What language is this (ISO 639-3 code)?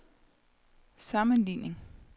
dan